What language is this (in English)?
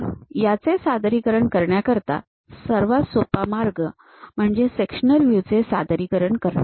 Marathi